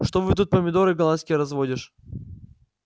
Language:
Russian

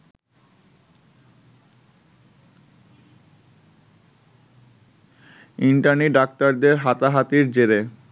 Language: Bangla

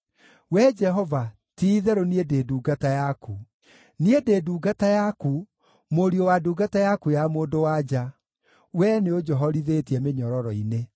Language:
Kikuyu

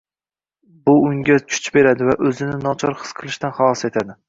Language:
Uzbek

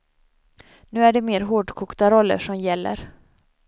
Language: Swedish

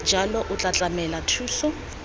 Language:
Tswana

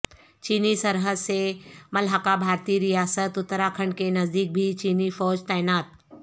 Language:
Urdu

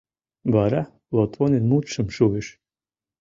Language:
Mari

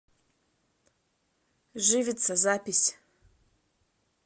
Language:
Russian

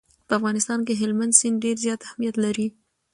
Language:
Pashto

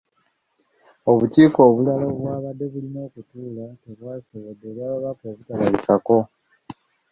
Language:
Ganda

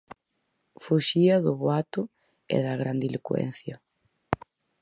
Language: Galician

